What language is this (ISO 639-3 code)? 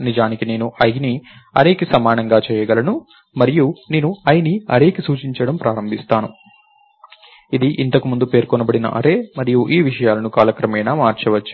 tel